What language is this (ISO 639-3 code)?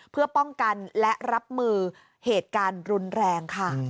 tha